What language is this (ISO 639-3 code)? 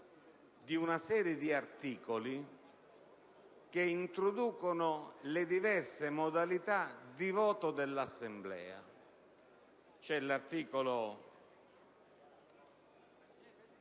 ita